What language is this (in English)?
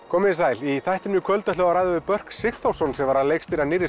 Icelandic